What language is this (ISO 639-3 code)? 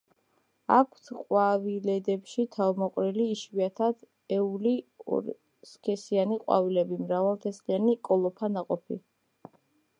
kat